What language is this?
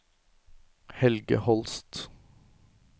Norwegian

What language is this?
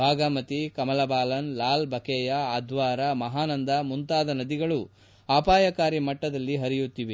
Kannada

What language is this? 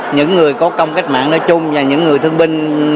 Vietnamese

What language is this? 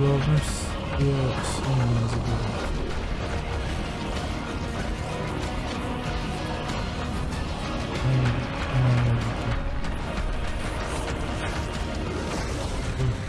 Russian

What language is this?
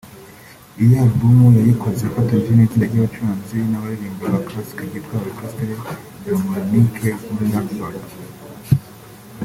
Kinyarwanda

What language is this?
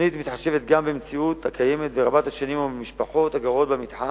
Hebrew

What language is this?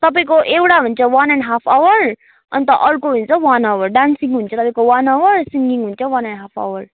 Nepali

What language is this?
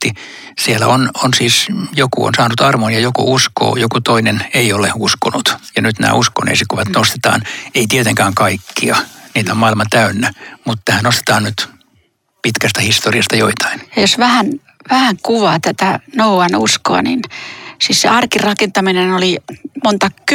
Finnish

